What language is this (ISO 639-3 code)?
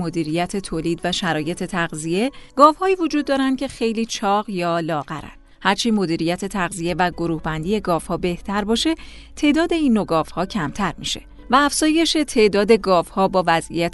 fas